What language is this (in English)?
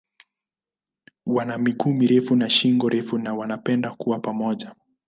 Swahili